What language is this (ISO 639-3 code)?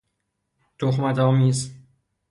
fas